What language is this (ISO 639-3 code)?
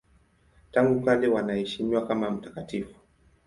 swa